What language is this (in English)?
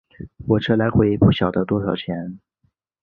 Chinese